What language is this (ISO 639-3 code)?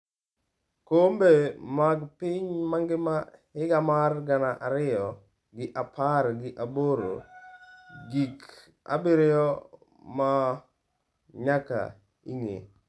luo